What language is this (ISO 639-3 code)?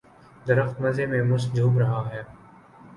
urd